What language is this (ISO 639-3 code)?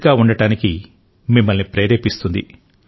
tel